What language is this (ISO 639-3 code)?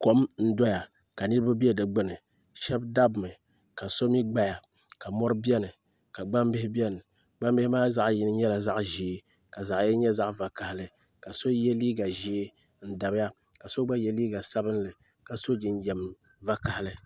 dag